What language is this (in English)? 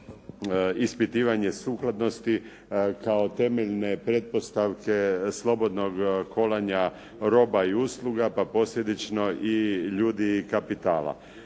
Croatian